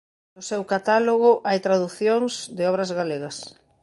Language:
Galician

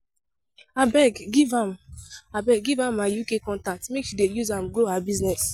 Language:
Nigerian Pidgin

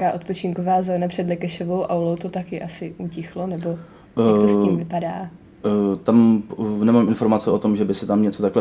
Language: Czech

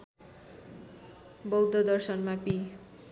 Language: Nepali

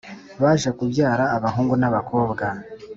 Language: Kinyarwanda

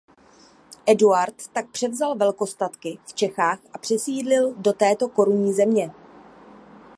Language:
Czech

